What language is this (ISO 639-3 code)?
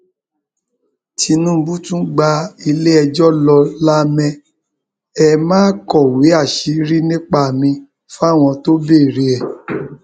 yor